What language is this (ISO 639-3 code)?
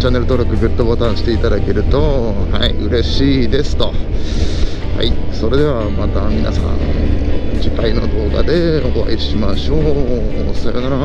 jpn